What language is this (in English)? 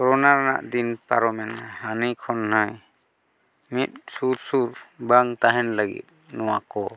Santali